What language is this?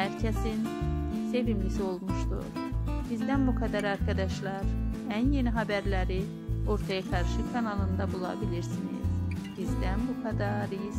Turkish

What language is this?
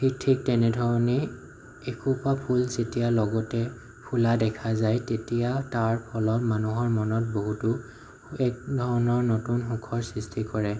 Assamese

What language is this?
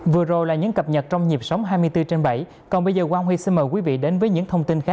Vietnamese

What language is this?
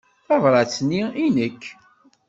Kabyle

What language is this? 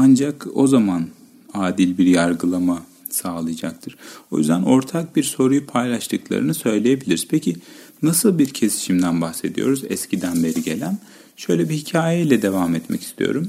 Turkish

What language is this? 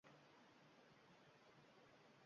Uzbek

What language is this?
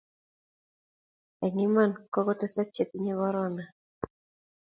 Kalenjin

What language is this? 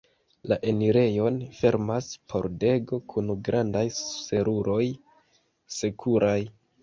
Esperanto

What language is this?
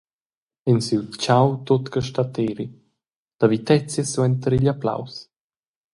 Romansh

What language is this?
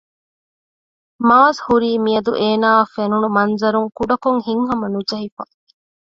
Divehi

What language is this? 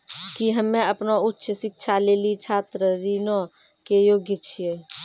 Maithili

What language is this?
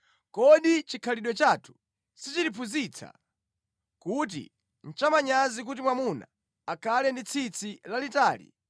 Nyanja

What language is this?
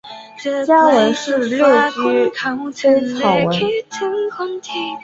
Chinese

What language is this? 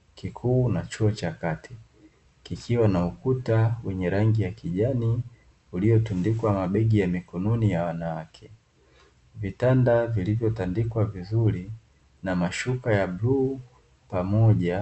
Swahili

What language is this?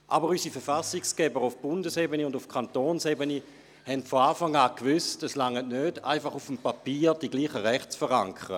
Swiss German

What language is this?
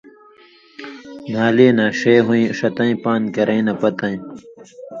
Indus Kohistani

